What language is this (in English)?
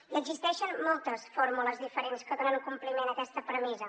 Catalan